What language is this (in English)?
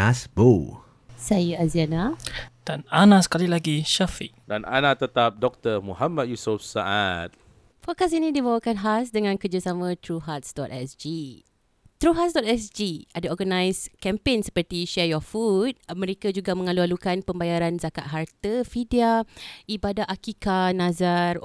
Malay